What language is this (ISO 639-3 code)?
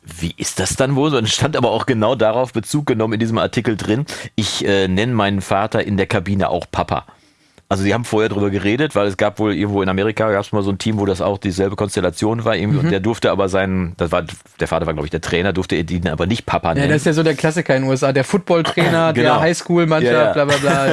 deu